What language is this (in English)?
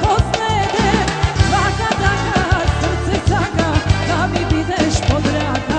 Romanian